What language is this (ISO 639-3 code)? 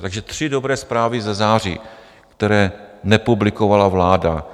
ces